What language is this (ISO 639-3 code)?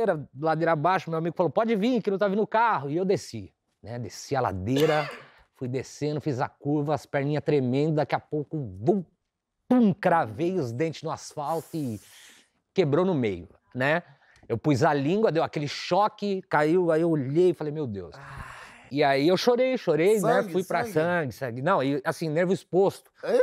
por